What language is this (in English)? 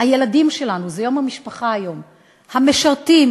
Hebrew